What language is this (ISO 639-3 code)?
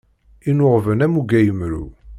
kab